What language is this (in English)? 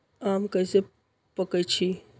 Magahi